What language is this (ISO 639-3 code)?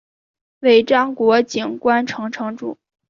zho